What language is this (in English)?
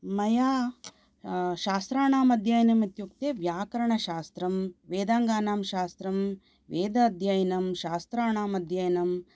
Sanskrit